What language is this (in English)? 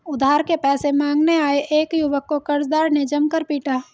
Hindi